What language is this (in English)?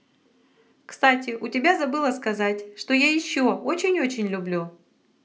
Russian